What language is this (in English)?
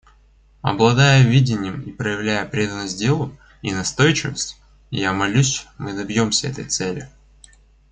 Russian